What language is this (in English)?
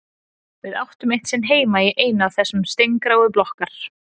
Icelandic